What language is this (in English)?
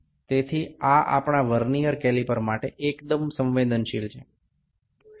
Gujarati